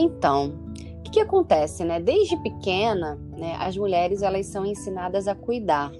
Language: Portuguese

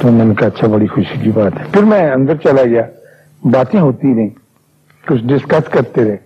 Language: Urdu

